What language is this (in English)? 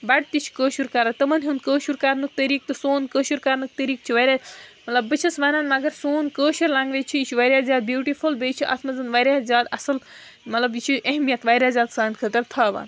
Kashmiri